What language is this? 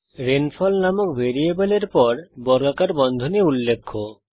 Bangla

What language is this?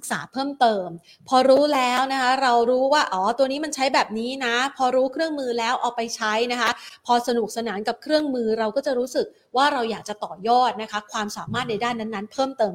Thai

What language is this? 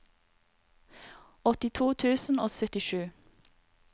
Norwegian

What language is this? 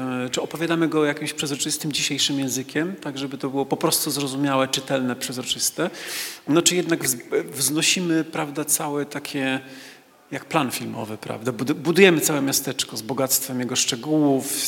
Polish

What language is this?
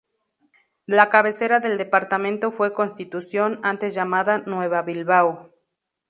Spanish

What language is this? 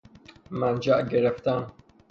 Persian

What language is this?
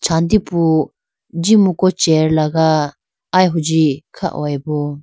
Idu-Mishmi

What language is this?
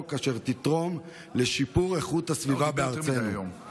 Hebrew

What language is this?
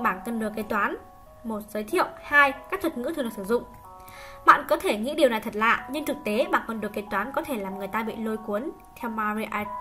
Vietnamese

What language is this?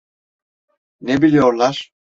Turkish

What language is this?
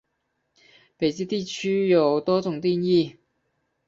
Chinese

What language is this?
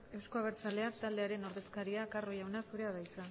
Basque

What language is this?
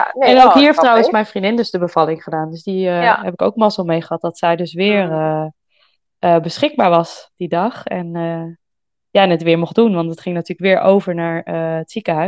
Dutch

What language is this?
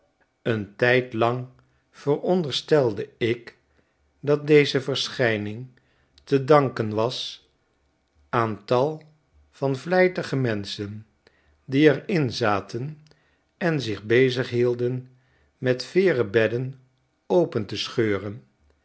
Dutch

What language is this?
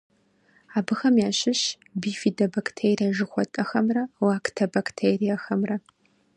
Kabardian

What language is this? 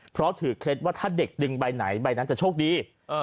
Thai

